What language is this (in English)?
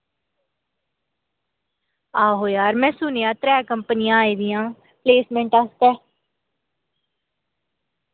Dogri